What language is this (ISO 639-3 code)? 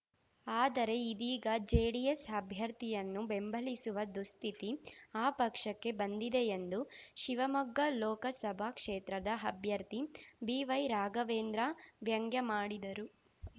kan